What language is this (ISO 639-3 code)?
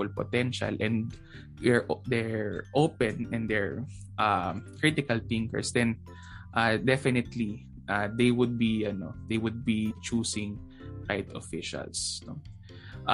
fil